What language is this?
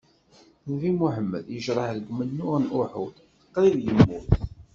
Kabyle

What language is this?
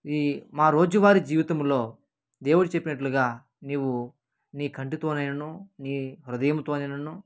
Telugu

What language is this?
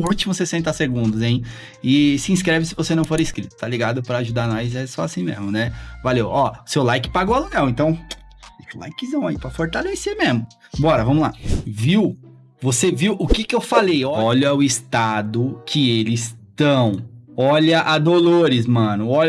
Portuguese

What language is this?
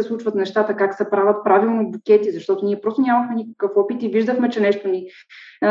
Bulgarian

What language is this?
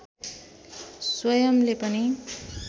Nepali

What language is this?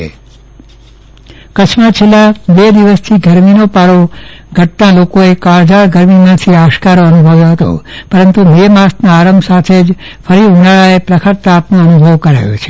Gujarati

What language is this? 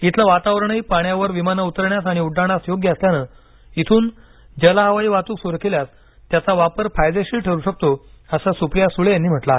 Marathi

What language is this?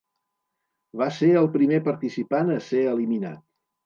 Catalan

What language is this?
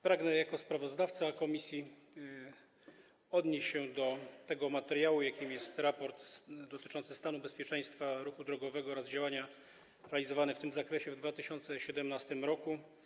Polish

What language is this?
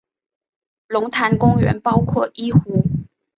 Chinese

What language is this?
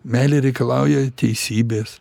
Lithuanian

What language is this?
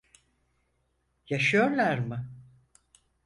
Turkish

